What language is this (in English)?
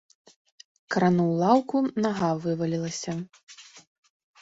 Belarusian